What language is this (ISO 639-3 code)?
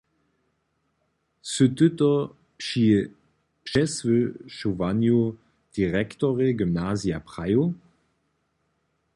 hsb